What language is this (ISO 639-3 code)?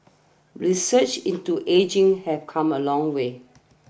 eng